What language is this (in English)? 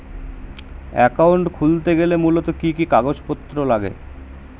Bangla